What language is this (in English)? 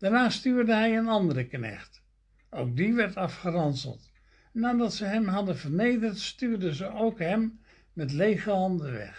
Dutch